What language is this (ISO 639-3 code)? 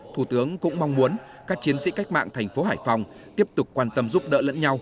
vie